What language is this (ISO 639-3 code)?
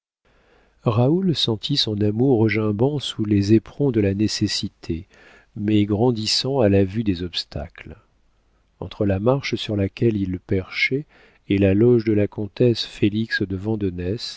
fra